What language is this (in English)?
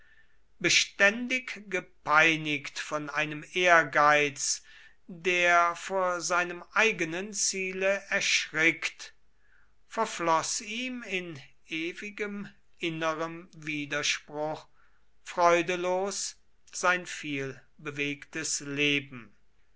German